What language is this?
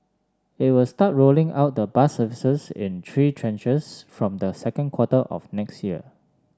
English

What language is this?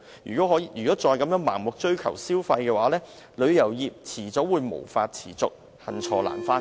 Cantonese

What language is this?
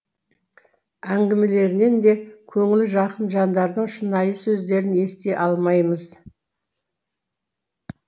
Kazakh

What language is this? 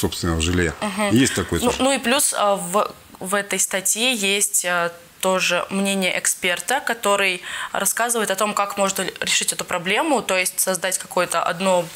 Russian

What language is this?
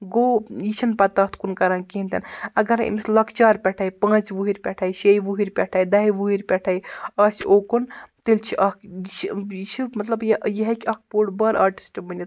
Kashmiri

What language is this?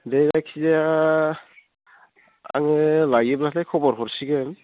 Bodo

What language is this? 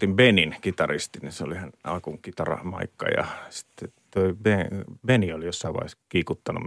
Finnish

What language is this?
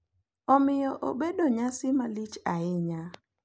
Luo (Kenya and Tanzania)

